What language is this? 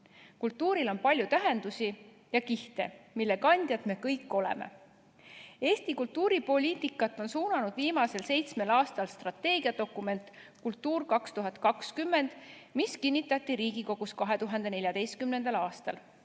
Estonian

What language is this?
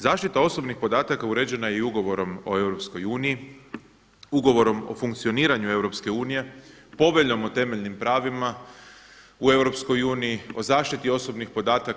Croatian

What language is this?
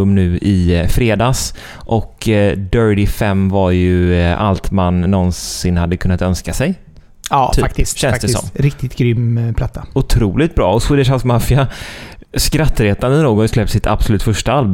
Swedish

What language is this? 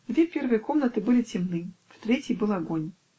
Russian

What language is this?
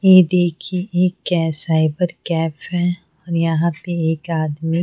Hindi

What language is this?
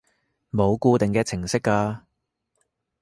Cantonese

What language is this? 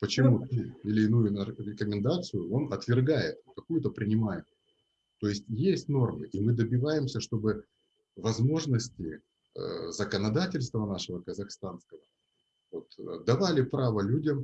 Russian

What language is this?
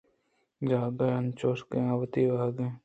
Eastern Balochi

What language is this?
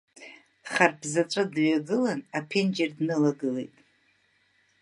Abkhazian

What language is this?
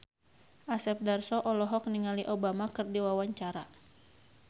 Sundanese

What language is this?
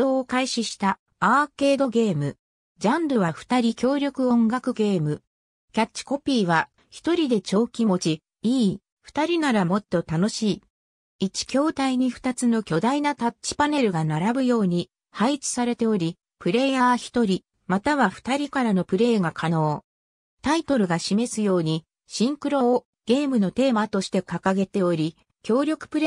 Japanese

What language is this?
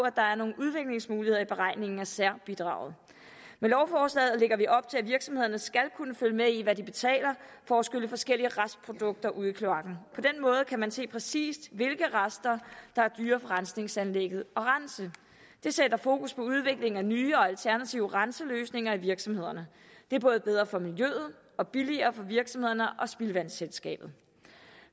Danish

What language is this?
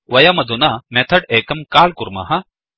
Sanskrit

